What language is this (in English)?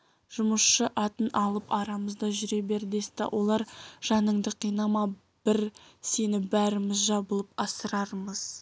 Kazakh